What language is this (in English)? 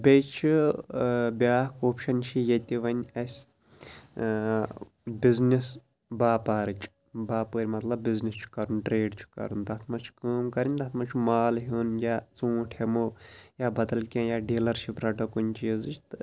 Kashmiri